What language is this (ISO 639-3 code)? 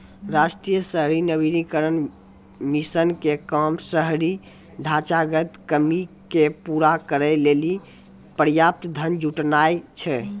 mai